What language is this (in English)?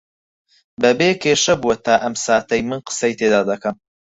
Central Kurdish